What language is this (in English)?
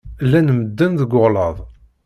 Kabyle